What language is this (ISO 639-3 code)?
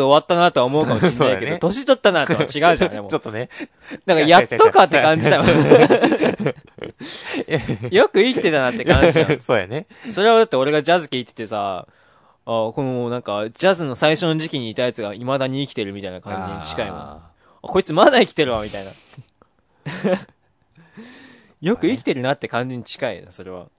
jpn